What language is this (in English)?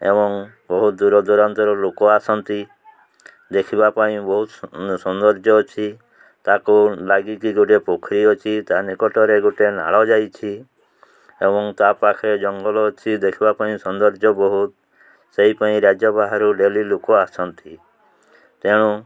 Odia